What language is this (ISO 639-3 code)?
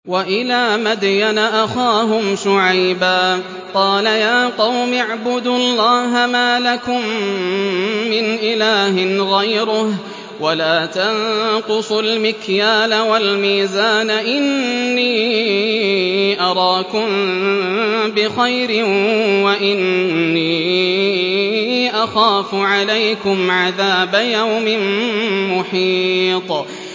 ara